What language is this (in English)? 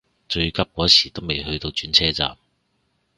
Cantonese